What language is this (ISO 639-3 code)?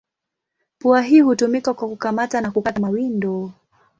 swa